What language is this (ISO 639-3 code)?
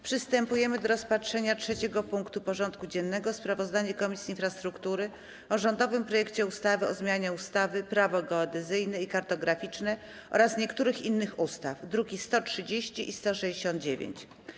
pol